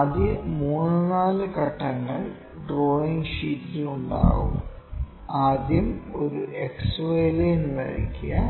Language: Malayalam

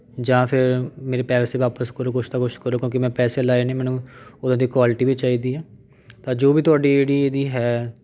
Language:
Punjabi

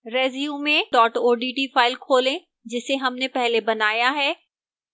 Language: Hindi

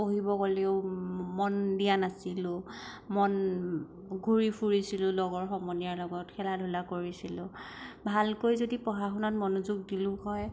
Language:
Assamese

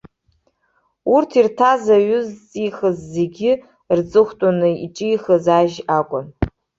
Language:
Abkhazian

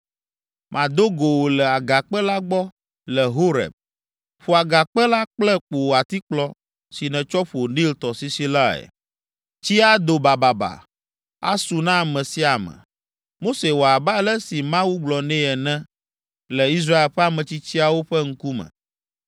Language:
Ewe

